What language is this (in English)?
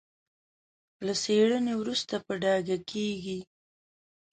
Pashto